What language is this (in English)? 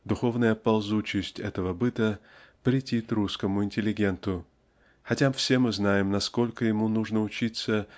Russian